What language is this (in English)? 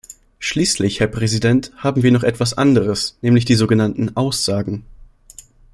German